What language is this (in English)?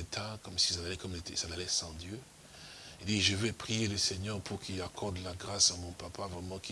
French